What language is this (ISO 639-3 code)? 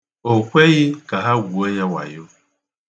ibo